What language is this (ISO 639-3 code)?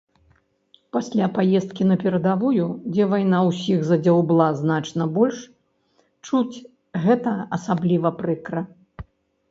bel